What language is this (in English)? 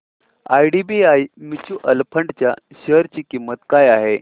Marathi